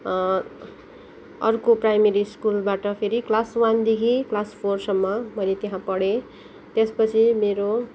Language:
Nepali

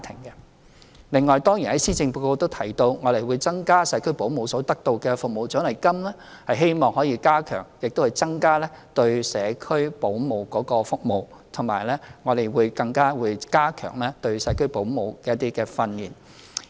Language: Cantonese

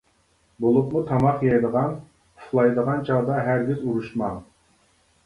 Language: Uyghur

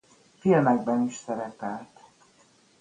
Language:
Hungarian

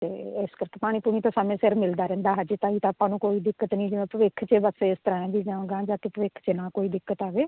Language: Punjabi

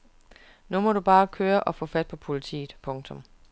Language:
Danish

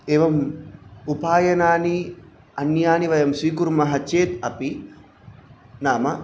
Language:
Sanskrit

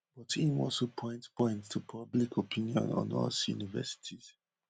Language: Nigerian Pidgin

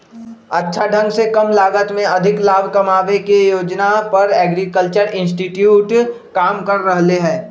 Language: Magahi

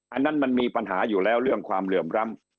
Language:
Thai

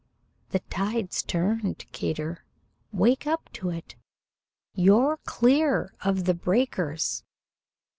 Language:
English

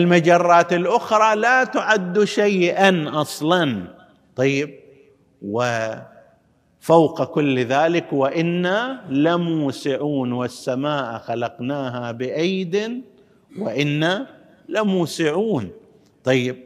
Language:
Arabic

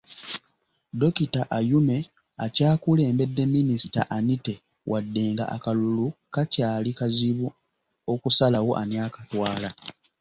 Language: Ganda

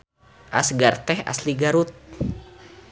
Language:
Sundanese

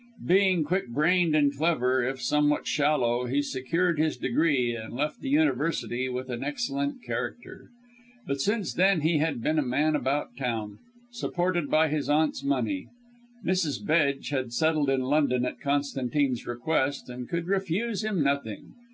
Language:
English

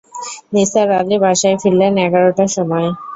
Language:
Bangla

